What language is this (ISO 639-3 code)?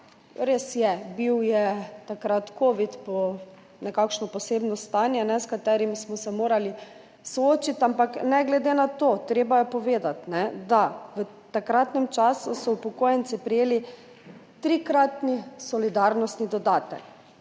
slv